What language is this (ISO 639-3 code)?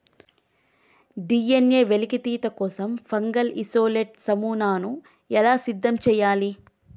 tel